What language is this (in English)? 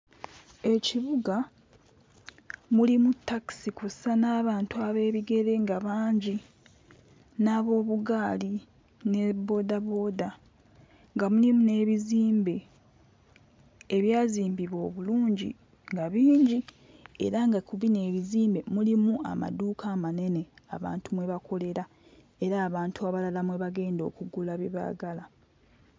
Ganda